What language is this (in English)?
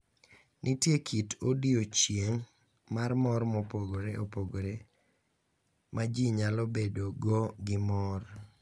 Luo (Kenya and Tanzania)